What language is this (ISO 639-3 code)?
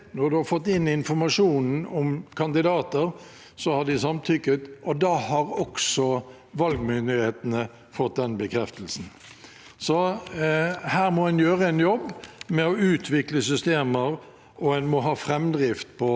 nor